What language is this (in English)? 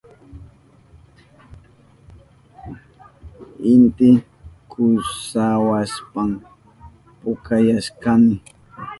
Southern Pastaza Quechua